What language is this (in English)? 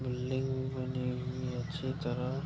Hindi